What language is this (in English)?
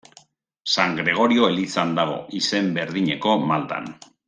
Basque